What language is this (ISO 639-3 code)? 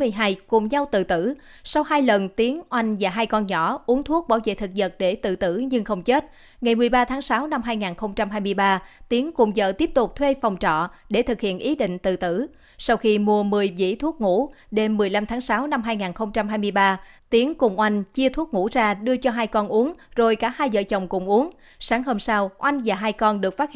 vie